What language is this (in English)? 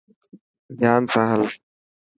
Dhatki